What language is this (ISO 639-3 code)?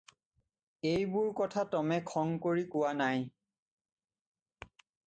asm